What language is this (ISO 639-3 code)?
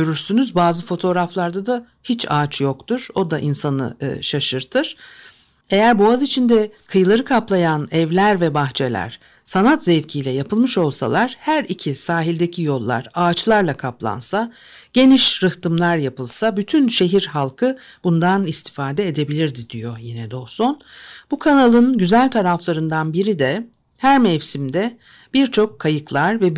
tur